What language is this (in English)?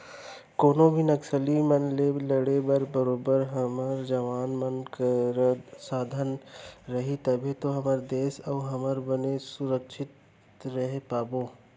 Chhattisgarhi